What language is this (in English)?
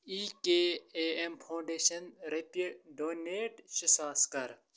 Kashmiri